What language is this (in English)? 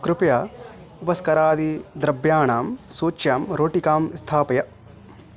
Sanskrit